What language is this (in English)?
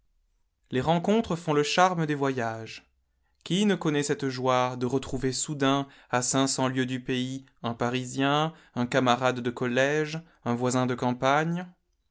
French